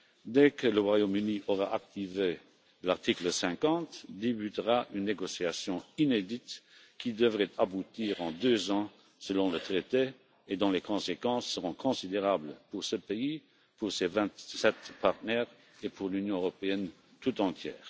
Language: French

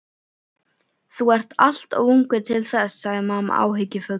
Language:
Icelandic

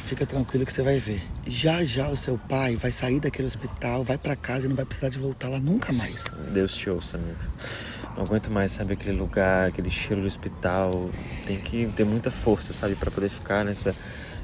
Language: Portuguese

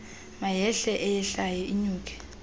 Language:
Xhosa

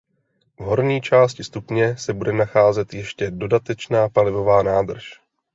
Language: Czech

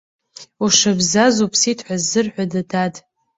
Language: Abkhazian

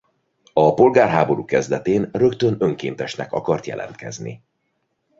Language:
Hungarian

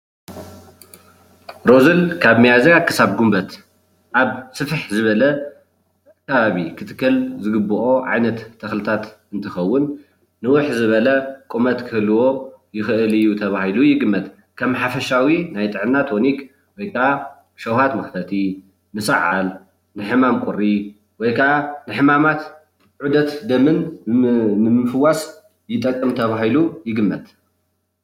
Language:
Tigrinya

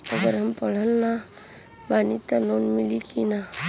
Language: Bhojpuri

